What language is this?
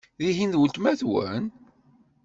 Kabyle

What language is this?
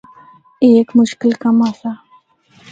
Northern Hindko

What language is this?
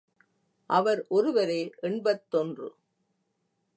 Tamil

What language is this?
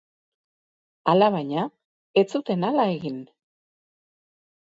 Basque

